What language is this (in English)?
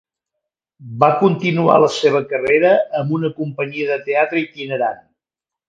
Catalan